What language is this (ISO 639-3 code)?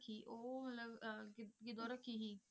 pan